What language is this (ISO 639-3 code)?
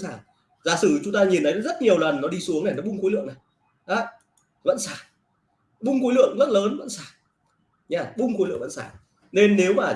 vie